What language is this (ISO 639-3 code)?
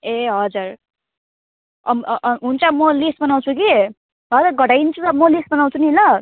nep